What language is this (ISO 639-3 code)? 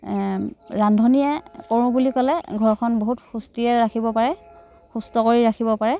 asm